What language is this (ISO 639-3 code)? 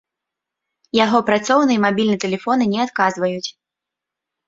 bel